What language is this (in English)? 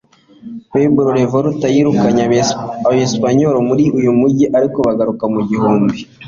Kinyarwanda